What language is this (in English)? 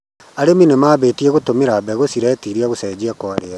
Kikuyu